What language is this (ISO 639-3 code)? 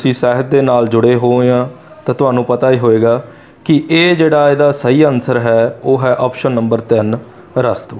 hin